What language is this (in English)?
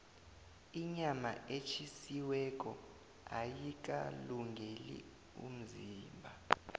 South Ndebele